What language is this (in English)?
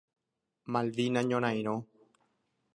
Guarani